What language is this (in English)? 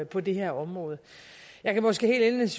Danish